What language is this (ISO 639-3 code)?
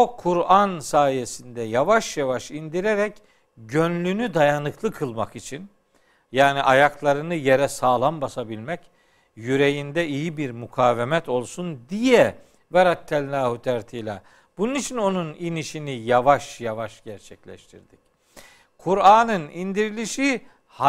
tur